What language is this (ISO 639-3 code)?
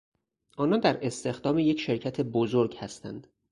fas